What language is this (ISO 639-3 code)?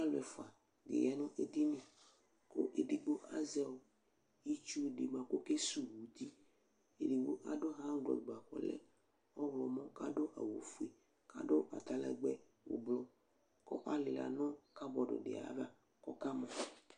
kpo